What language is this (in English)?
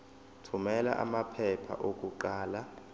Zulu